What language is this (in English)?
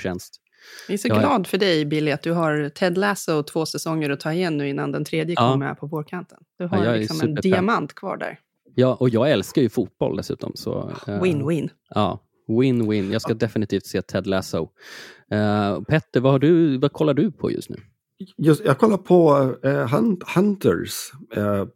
Swedish